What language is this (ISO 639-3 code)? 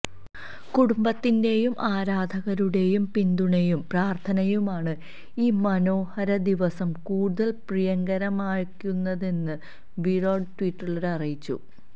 mal